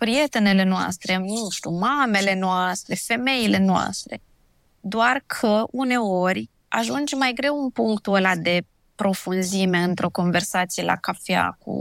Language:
Romanian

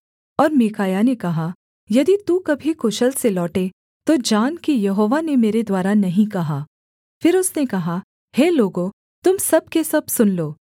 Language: Hindi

